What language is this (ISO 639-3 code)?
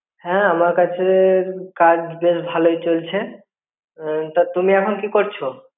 ben